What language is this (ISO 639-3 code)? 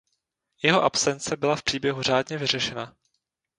ces